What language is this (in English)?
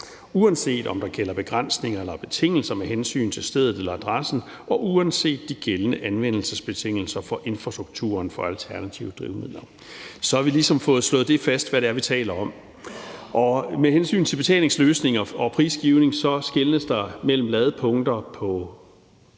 Danish